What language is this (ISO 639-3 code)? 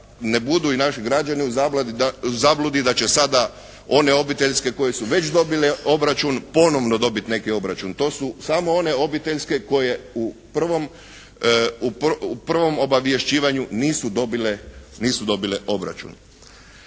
hrv